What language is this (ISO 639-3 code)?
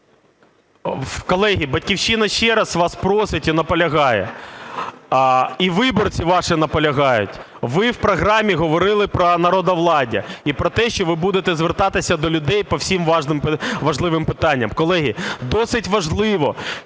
ukr